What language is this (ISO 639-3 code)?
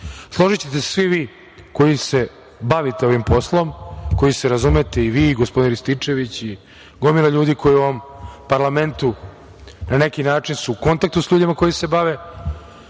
srp